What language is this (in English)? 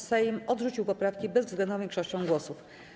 Polish